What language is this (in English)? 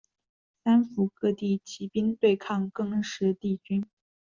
Chinese